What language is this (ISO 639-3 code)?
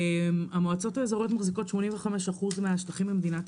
heb